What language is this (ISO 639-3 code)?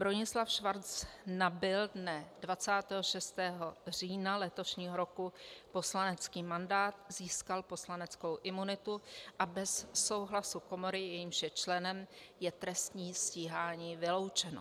ces